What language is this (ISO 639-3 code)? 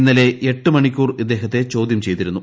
mal